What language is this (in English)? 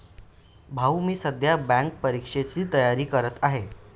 Marathi